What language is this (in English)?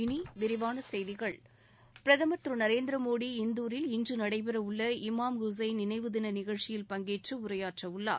Tamil